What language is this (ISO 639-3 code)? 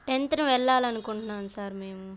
tel